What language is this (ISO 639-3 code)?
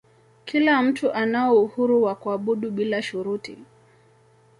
swa